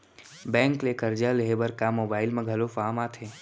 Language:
Chhattisgarhi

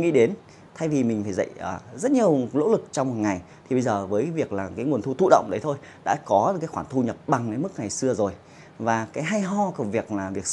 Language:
Vietnamese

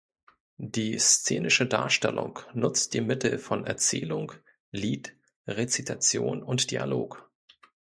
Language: German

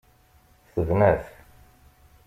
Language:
Kabyle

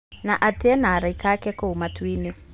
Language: Kikuyu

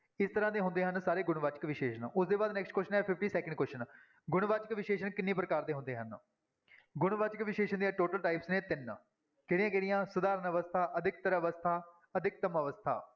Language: Punjabi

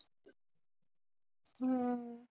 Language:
Punjabi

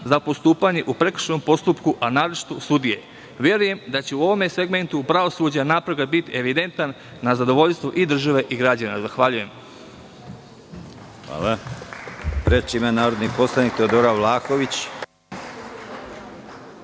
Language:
Serbian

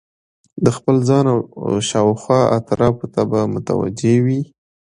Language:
Pashto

